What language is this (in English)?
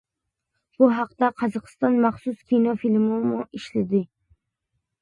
Uyghur